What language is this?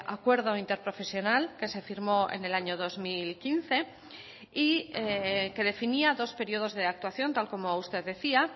Spanish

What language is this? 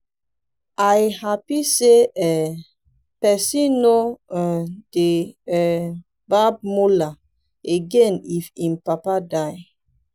Nigerian Pidgin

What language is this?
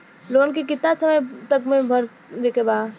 Bhojpuri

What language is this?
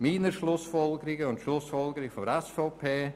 Swiss German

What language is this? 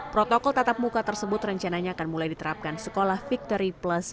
Indonesian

